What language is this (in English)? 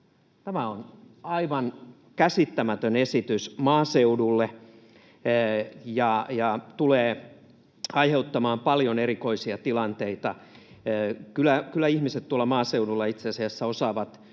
Finnish